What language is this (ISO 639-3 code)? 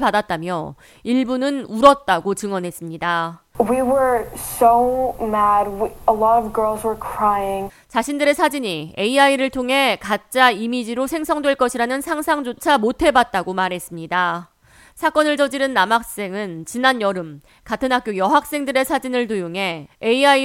kor